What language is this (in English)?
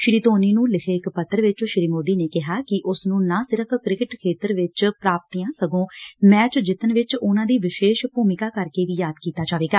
Punjabi